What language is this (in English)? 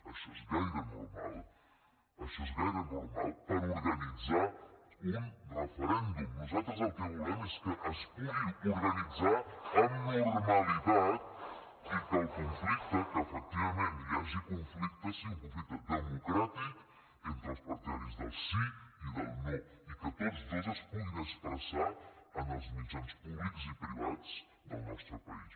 Catalan